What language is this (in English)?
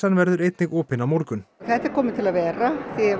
Icelandic